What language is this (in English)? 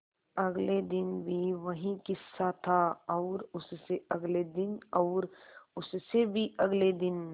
Hindi